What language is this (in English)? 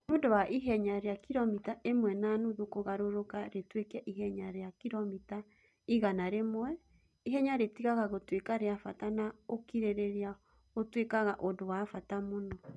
Kikuyu